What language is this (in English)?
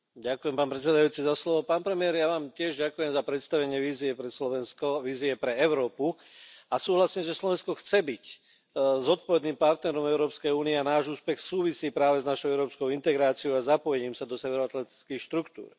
Slovak